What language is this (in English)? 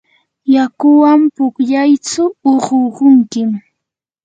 Yanahuanca Pasco Quechua